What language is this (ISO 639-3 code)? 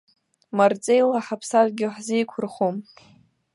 abk